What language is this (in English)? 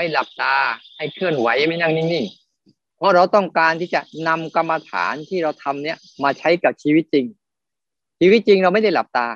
Thai